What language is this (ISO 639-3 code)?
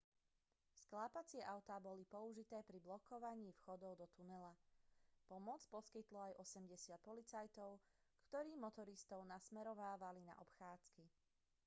slk